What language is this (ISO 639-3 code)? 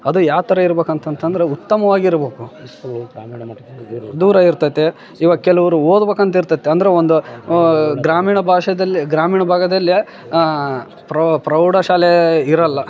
kan